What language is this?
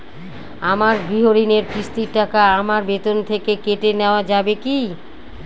Bangla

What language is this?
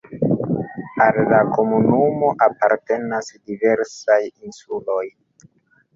Esperanto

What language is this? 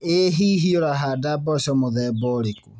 Kikuyu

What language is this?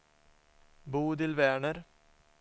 Swedish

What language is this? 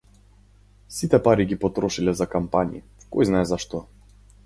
Macedonian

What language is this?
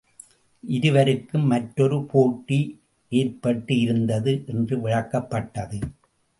Tamil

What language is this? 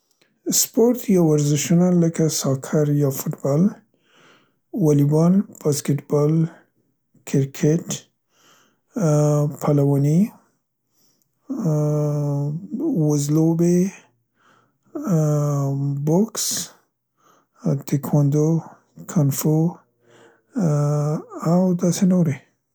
Central Pashto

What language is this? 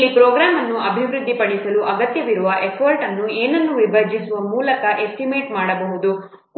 Kannada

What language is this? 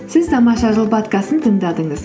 Kazakh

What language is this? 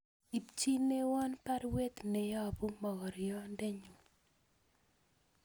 Kalenjin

